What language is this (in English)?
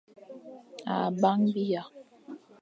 Fang